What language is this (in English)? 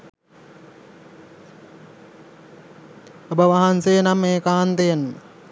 Sinhala